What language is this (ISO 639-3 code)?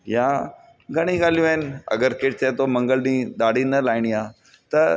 snd